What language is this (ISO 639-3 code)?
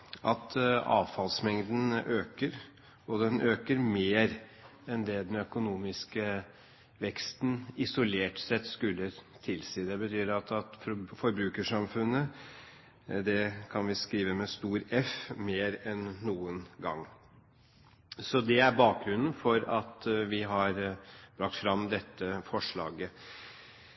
nob